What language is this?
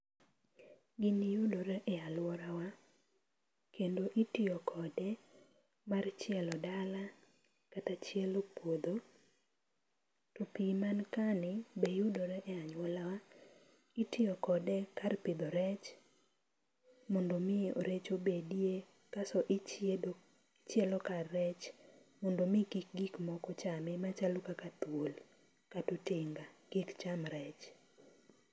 Luo (Kenya and Tanzania)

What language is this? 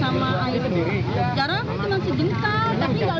Indonesian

